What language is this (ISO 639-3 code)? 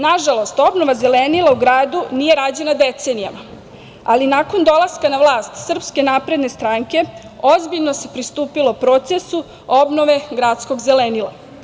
srp